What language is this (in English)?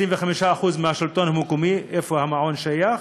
Hebrew